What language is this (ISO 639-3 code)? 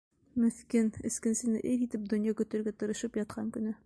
bak